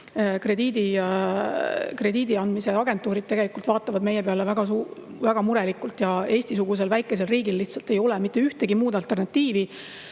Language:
Estonian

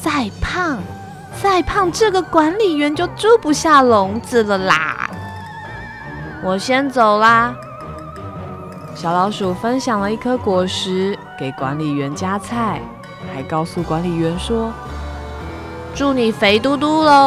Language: Chinese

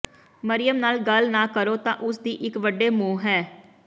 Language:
Punjabi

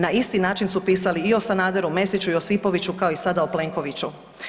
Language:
Croatian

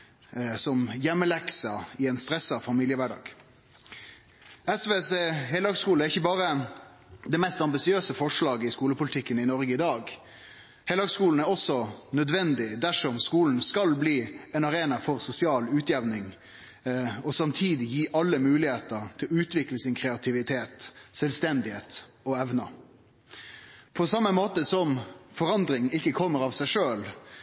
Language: Norwegian Nynorsk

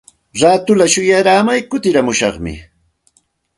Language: Santa Ana de Tusi Pasco Quechua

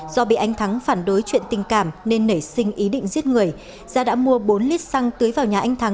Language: Vietnamese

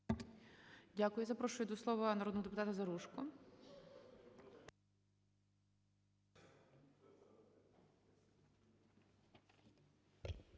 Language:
Ukrainian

